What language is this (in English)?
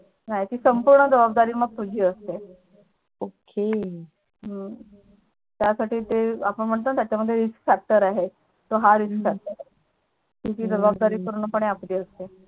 Marathi